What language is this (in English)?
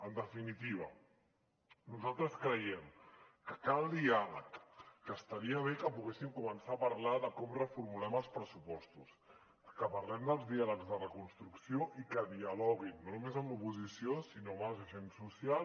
Catalan